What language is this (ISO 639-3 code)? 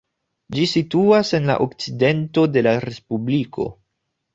epo